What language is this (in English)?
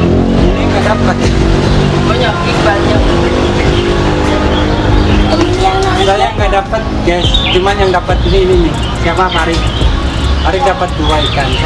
Indonesian